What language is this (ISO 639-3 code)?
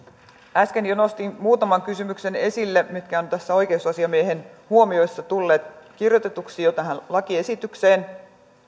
fin